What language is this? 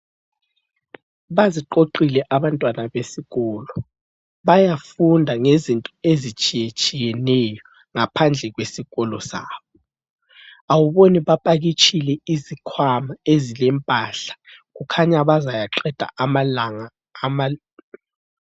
North Ndebele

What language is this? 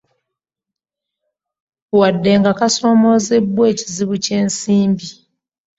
Ganda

